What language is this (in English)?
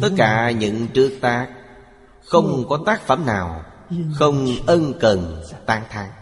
Vietnamese